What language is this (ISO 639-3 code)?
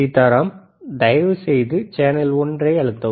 tam